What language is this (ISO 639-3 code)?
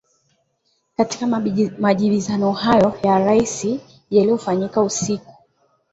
swa